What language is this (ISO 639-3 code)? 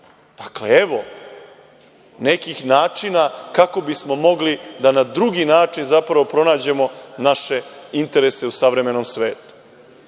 srp